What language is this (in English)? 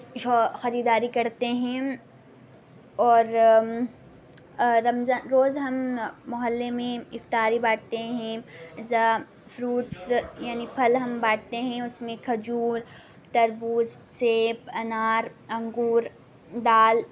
Urdu